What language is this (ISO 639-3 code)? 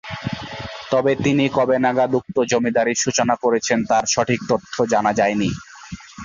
ben